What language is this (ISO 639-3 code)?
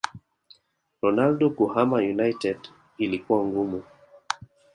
swa